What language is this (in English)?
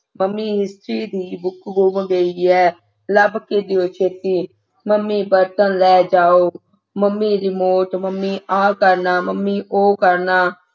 Punjabi